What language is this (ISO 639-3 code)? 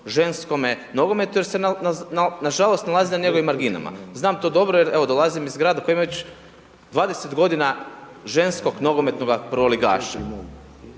hrv